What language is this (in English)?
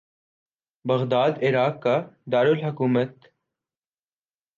Urdu